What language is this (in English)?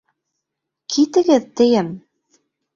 Bashkir